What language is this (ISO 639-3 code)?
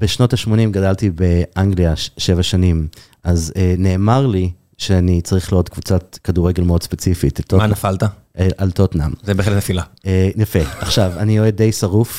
heb